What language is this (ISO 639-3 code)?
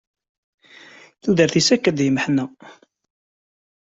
kab